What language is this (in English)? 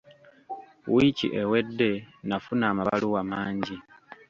Ganda